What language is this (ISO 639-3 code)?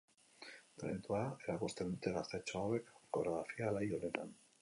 eus